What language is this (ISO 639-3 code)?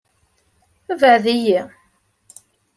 kab